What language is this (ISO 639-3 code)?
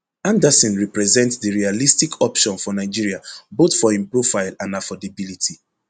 pcm